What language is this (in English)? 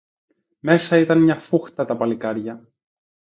Greek